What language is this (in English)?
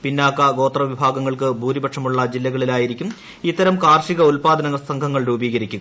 Malayalam